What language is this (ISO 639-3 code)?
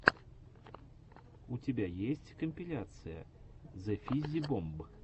rus